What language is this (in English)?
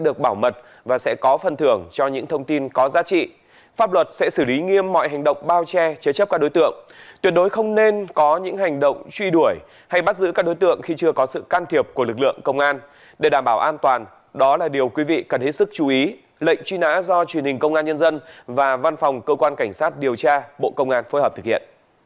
Vietnamese